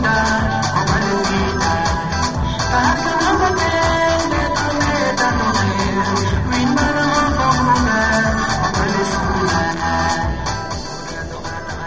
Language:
Serer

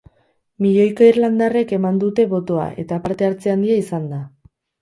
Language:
Basque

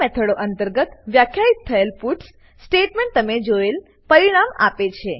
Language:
Gujarati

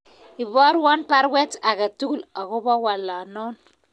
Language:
Kalenjin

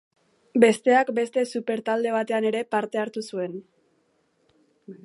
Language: Basque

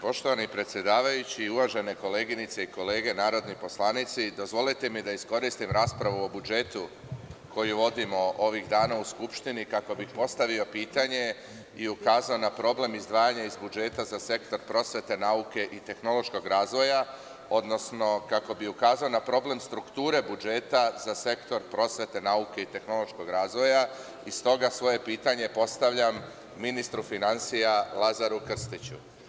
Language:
Serbian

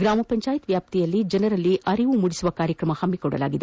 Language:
Kannada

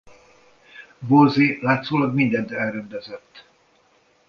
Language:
Hungarian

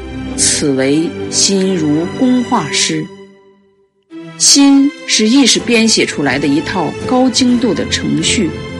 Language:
Chinese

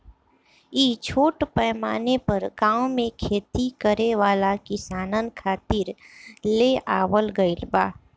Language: Bhojpuri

